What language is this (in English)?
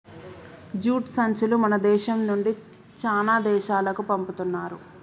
Telugu